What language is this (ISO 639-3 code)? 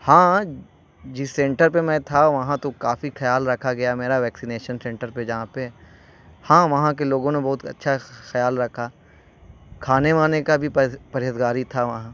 urd